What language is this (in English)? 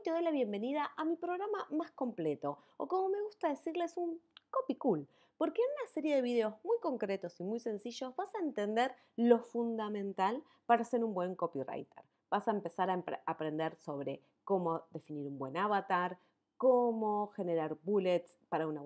Spanish